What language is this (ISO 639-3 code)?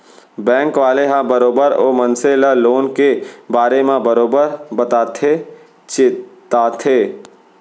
hne